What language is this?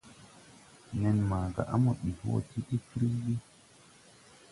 Tupuri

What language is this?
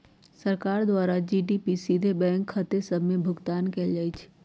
Magahi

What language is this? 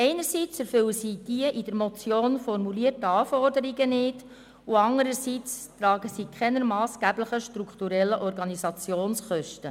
Swiss German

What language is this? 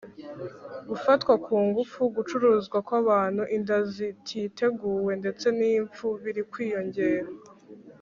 Kinyarwanda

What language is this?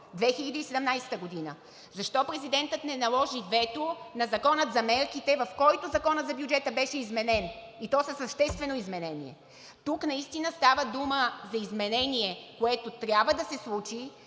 Bulgarian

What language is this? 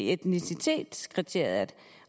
Danish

